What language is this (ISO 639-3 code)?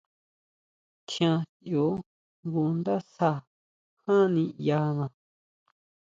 mau